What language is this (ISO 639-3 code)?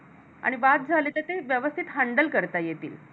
mar